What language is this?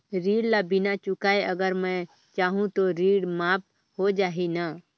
Chhattisgarhi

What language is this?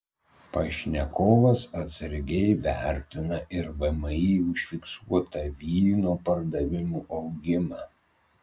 Lithuanian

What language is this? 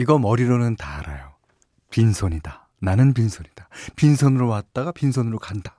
Korean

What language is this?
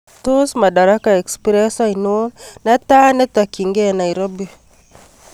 Kalenjin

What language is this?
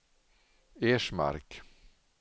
Swedish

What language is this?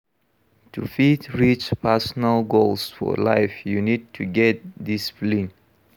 Nigerian Pidgin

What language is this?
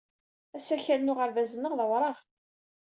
Kabyle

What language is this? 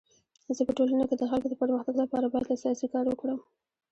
Pashto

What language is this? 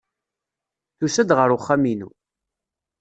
Kabyle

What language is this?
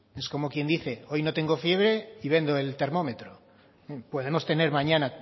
Spanish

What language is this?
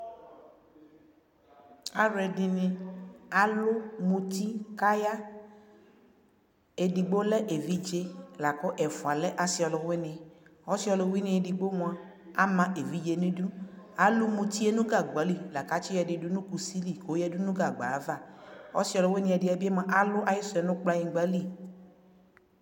Ikposo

